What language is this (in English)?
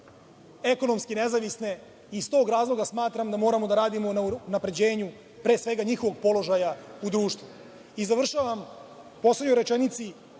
Serbian